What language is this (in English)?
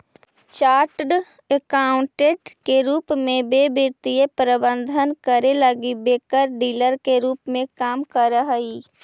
Magahi